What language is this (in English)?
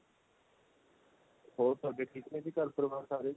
Punjabi